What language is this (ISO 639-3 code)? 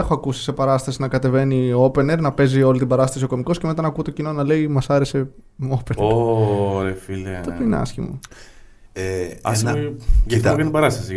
ell